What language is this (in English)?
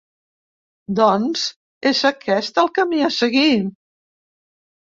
Catalan